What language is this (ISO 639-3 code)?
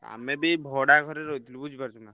ori